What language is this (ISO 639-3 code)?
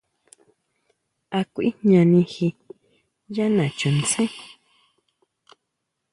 mau